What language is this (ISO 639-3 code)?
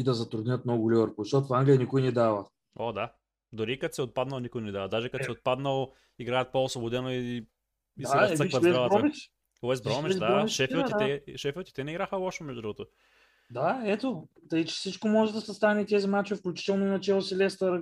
bul